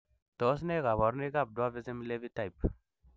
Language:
Kalenjin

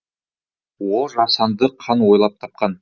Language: Kazakh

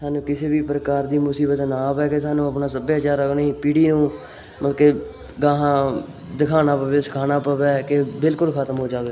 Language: Punjabi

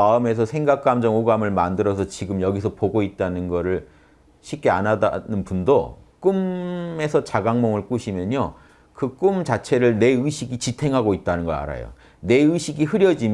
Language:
Korean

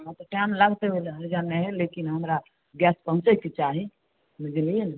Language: Maithili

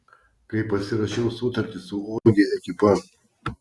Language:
Lithuanian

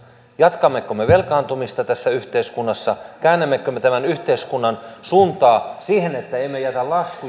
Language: Finnish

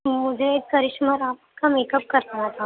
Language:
Urdu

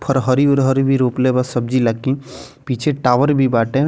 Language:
Bhojpuri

